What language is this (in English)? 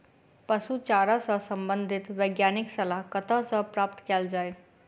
Maithili